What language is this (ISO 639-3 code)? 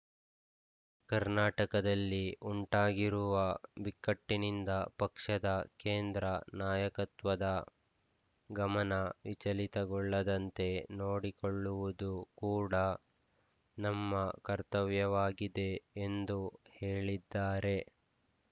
kan